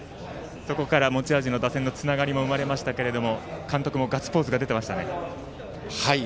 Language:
Japanese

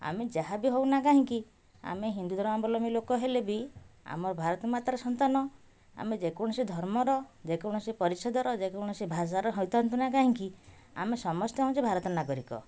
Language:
Odia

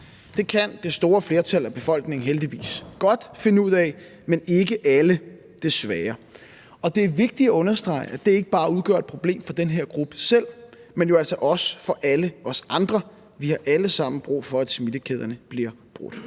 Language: Danish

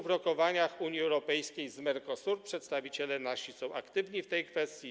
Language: Polish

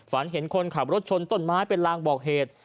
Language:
Thai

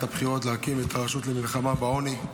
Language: Hebrew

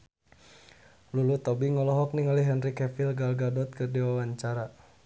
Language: Sundanese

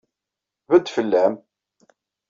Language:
Kabyle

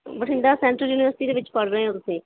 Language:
Punjabi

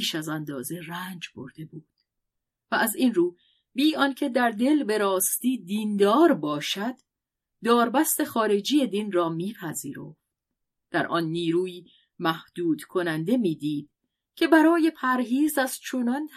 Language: Persian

